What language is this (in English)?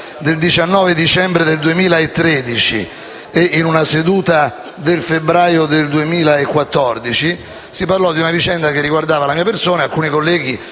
Italian